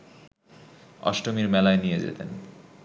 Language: Bangla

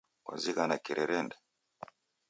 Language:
Taita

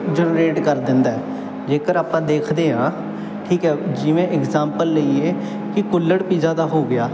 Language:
Punjabi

